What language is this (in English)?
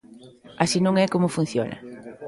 Galician